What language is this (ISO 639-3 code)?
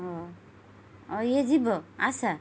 ori